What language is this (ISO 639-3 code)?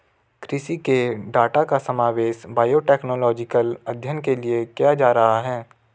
hin